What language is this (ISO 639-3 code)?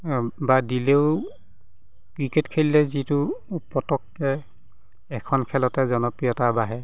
asm